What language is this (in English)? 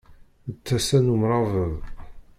Kabyle